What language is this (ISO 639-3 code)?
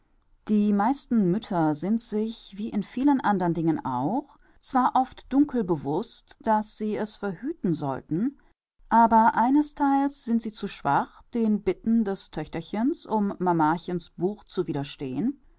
deu